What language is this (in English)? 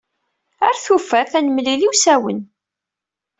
Kabyle